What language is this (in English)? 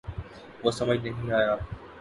Urdu